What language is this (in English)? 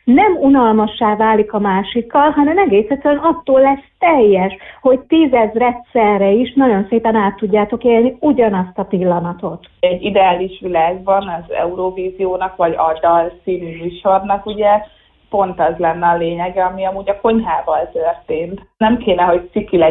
Hungarian